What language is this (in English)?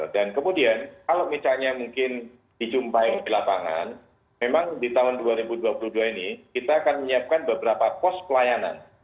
Indonesian